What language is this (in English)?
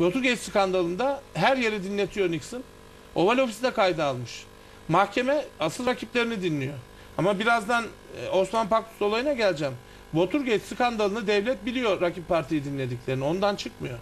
Turkish